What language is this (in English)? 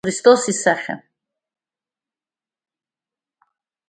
Abkhazian